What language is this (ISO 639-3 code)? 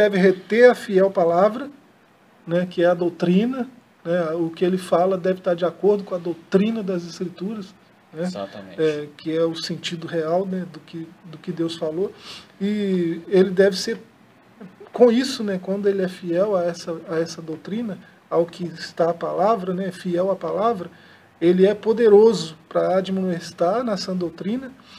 por